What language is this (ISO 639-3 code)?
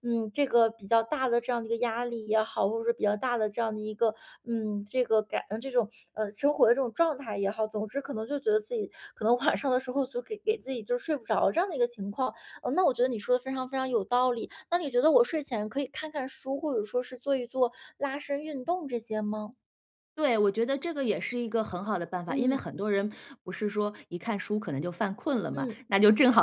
zho